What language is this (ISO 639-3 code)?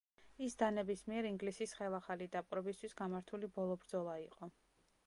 kat